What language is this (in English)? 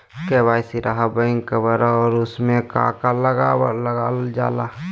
Magahi